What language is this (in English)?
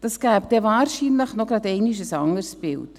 Swiss German